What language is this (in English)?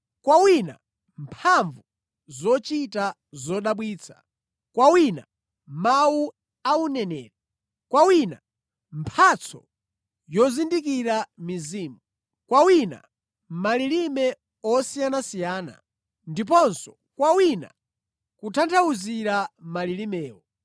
Nyanja